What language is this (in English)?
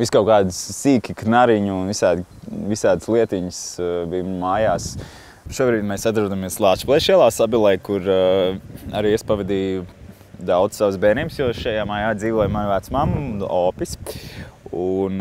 Latvian